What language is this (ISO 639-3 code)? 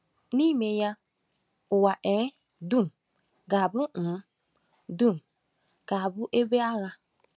ibo